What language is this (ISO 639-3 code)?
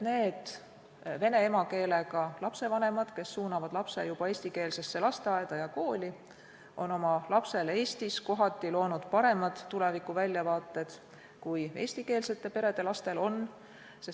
est